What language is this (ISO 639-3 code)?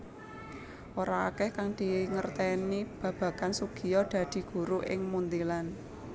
jav